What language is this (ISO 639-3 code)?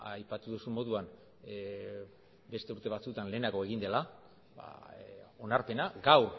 eus